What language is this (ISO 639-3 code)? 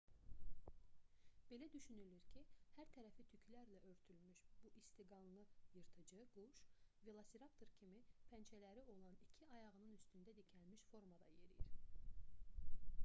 aze